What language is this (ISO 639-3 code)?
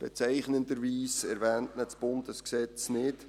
gsw